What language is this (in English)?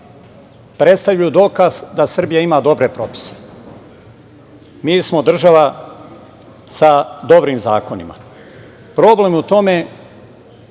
Serbian